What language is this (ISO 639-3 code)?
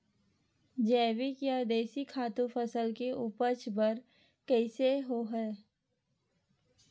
hne